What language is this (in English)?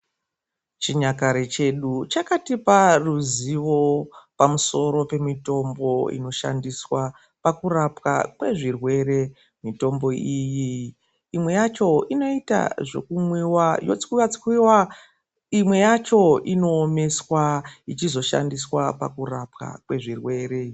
Ndau